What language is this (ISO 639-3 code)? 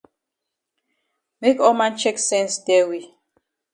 wes